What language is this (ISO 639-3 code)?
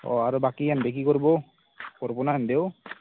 asm